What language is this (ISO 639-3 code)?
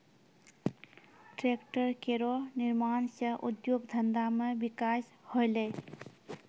mai